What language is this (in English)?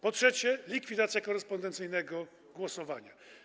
Polish